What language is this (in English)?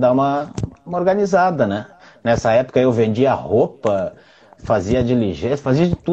Portuguese